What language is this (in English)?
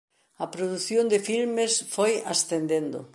Galician